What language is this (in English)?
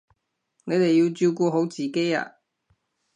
Cantonese